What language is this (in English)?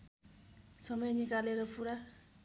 Nepali